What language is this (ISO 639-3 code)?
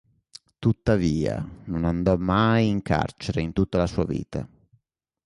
ita